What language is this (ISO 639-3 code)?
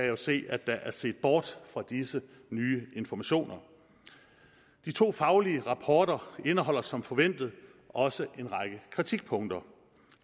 dan